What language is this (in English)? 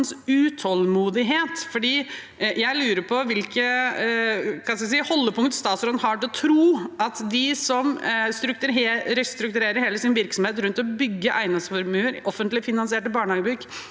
Norwegian